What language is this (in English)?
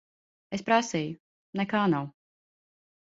Latvian